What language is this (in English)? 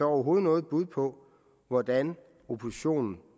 Danish